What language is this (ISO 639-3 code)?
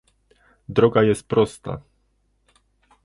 pol